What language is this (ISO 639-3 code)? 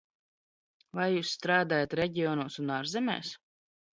lav